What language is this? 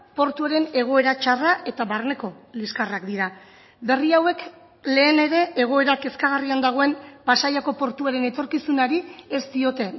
Basque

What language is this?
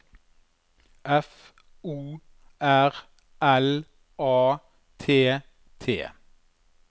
Norwegian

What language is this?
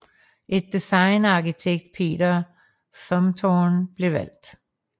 Danish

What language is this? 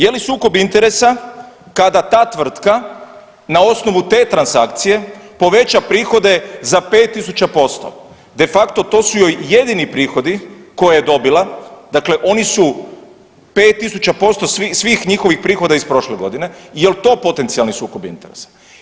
Croatian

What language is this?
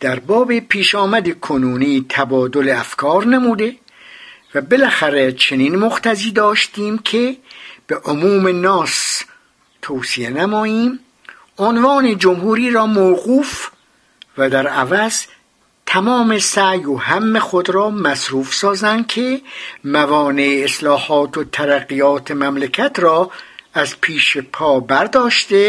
Persian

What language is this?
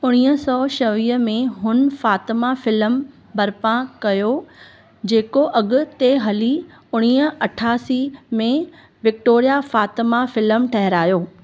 Sindhi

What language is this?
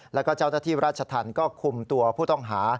Thai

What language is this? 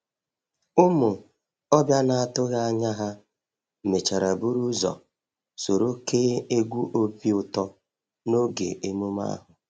Igbo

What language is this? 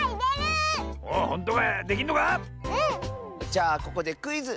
Japanese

